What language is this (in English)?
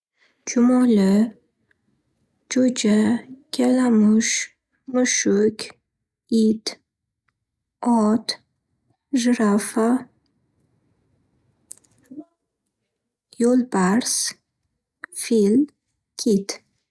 Uzbek